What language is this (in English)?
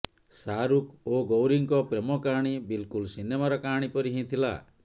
Odia